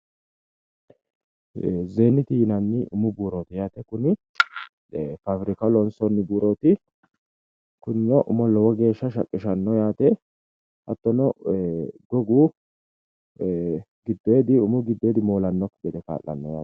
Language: Sidamo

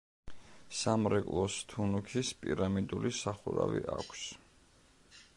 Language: Georgian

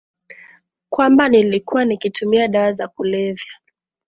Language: Swahili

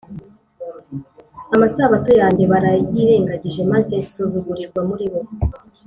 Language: Kinyarwanda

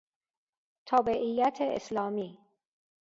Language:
Persian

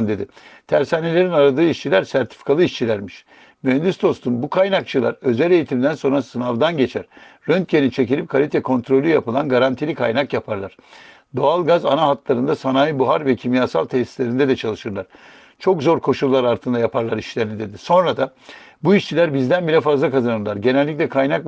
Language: Turkish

